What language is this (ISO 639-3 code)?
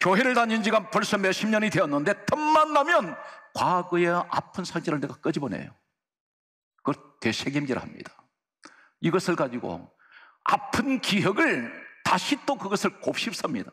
kor